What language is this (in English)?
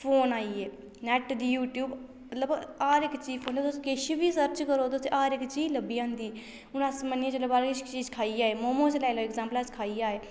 Dogri